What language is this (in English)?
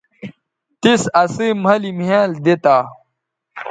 Bateri